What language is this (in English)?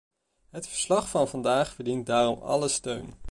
Dutch